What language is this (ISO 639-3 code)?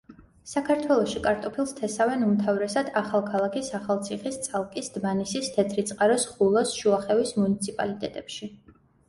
kat